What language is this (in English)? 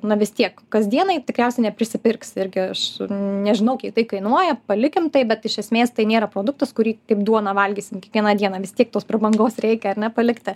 Lithuanian